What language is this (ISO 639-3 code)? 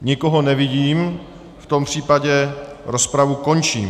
ces